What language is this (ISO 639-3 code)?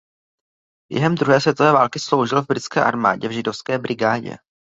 ces